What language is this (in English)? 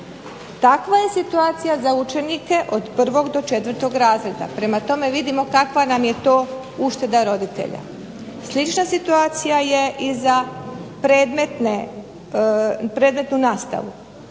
Croatian